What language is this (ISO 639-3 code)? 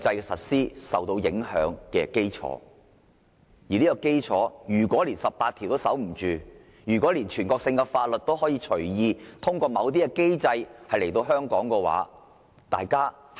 yue